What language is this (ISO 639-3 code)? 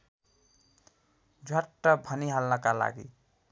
nep